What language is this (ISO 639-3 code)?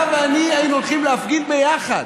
heb